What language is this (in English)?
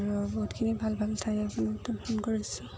Assamese